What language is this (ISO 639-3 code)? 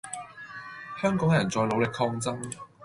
yue